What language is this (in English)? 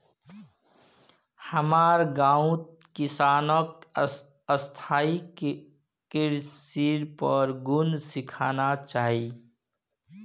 Magahi